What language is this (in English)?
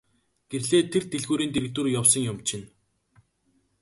Mongolian